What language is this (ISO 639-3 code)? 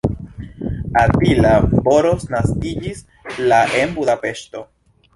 epo